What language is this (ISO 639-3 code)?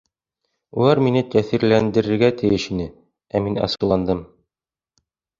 bak